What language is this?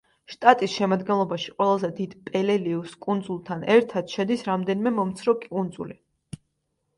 Georgian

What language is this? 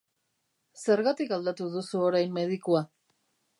Basque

